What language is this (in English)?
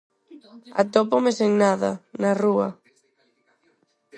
Galician